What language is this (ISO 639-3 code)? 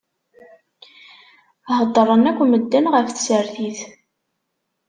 kab